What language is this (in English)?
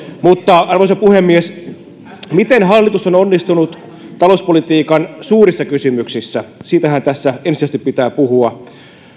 Finnish